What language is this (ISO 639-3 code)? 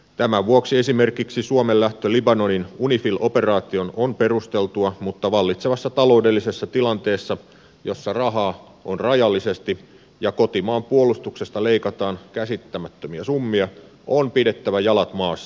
fin